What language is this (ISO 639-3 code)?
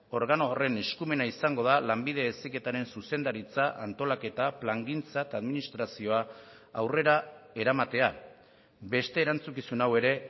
eus